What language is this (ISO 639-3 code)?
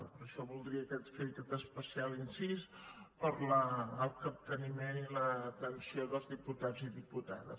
cat